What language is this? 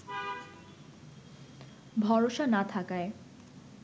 Bangla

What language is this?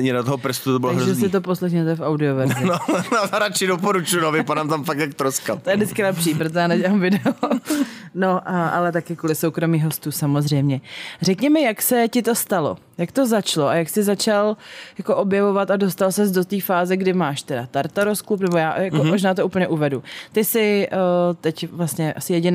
Czech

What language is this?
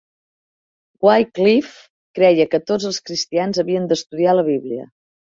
Catalan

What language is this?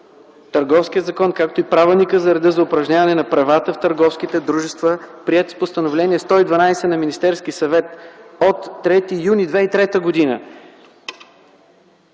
Bulgarian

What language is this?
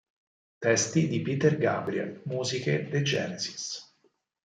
Italian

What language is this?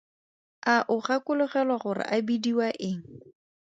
Tswana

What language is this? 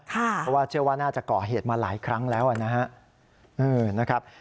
Thai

